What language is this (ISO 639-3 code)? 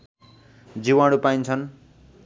nep